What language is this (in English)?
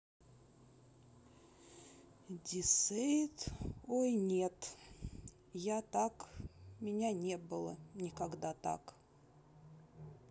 Russian